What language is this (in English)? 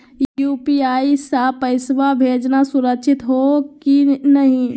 Magahi